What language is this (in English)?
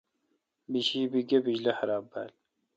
Kalkoti